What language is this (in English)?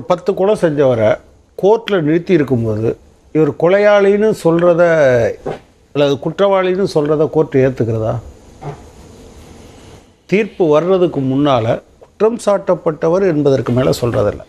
Romanian